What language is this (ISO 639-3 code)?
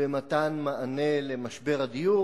heb